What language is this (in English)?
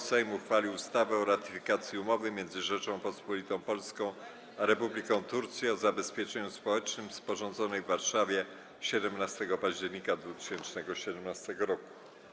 Polish